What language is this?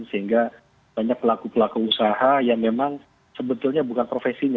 Indonesian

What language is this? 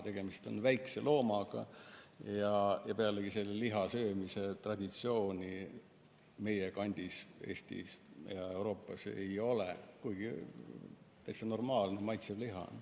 Estonian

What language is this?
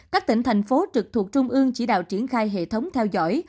Vietnamese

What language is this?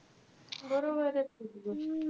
Marathi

